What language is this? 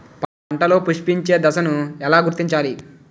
Telugu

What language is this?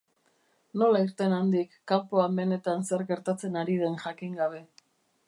Basque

